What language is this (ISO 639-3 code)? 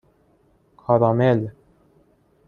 fas